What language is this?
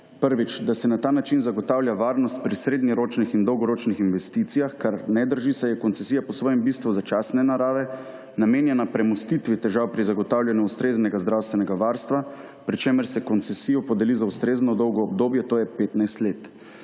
Slovenian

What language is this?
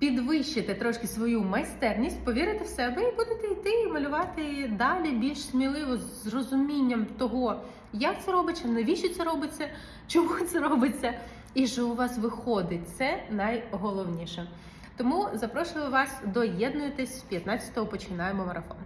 Ukrainian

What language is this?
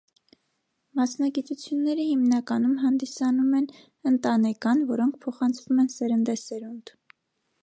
Armenian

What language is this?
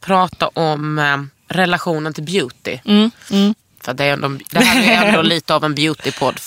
Swedish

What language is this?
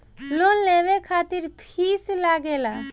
Bhojpuri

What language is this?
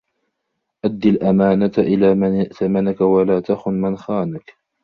Arabic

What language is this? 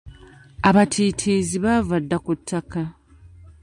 Ganda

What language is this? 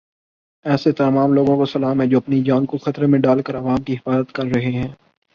Urdu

